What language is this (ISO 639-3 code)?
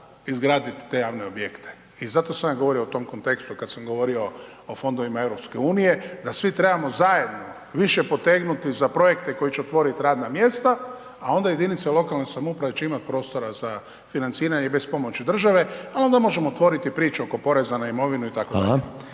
hrv